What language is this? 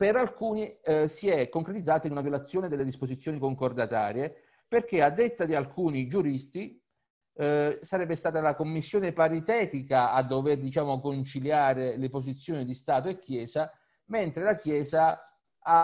Italian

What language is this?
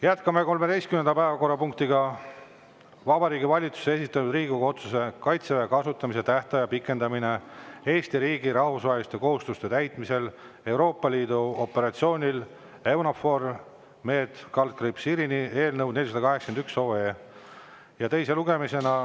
Estonian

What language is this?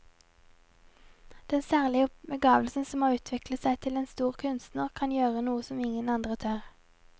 Norwegian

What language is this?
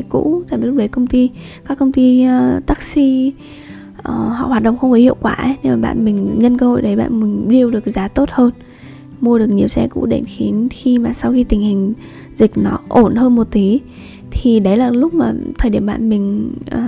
Vietnamese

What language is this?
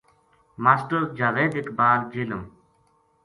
Gujari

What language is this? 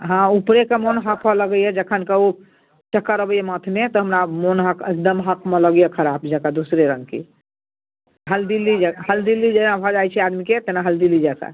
Maithili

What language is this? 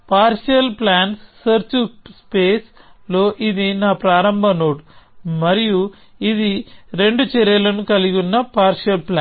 Telugu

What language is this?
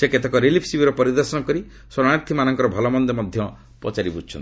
Odia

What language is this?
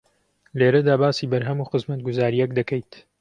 Central Kurdish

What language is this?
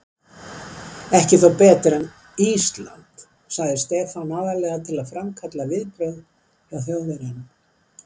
Icelandic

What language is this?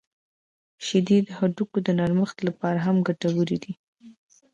Pashto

